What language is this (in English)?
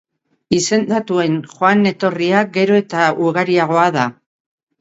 Basque